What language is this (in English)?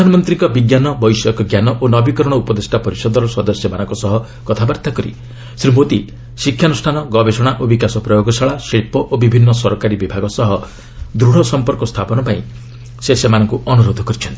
Odia